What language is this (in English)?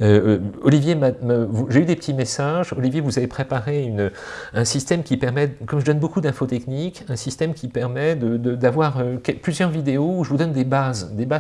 French